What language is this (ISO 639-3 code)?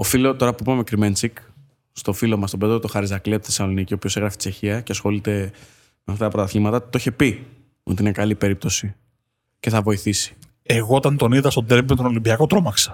ell